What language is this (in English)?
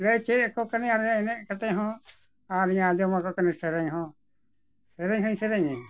Santali